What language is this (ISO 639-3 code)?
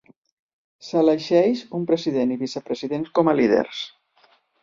cat